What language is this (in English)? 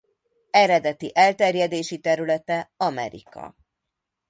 Hungarian